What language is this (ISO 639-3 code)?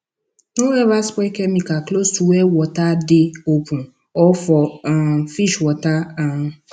pcm